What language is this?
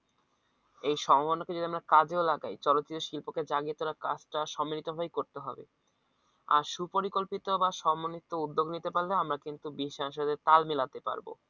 Bangla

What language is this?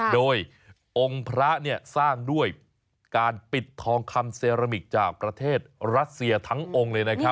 Thai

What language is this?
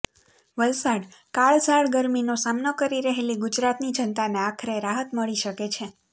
Gujarati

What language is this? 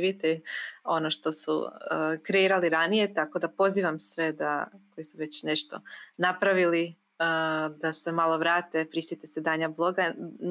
Croatian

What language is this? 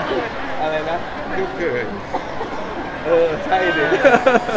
Thai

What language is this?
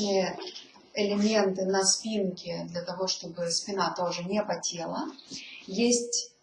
Russian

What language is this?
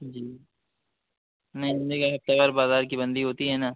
Urdu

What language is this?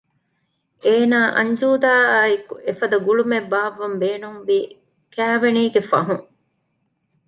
Divehi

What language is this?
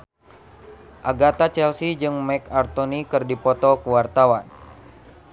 Sundanese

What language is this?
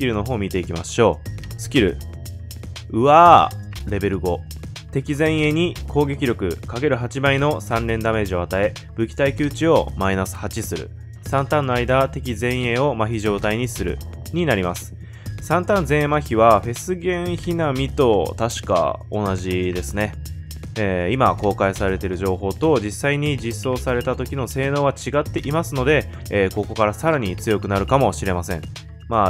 Japanese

